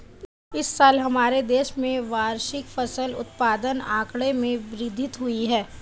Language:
Hindi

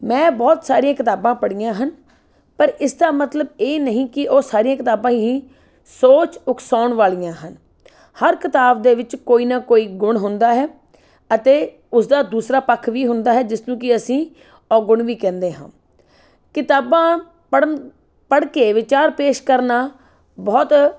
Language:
Punjabi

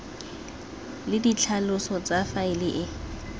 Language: Tswana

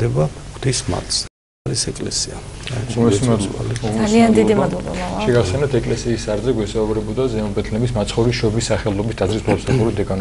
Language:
Romanian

